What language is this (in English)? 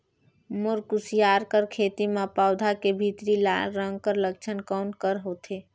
Chhattisgarhi